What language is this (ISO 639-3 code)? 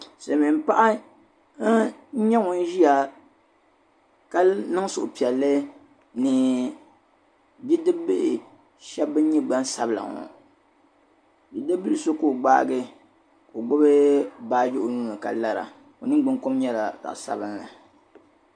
dag